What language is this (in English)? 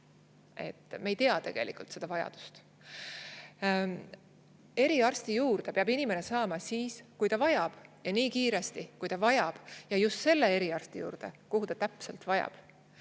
Estonian